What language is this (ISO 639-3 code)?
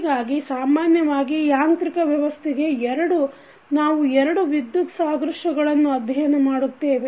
kan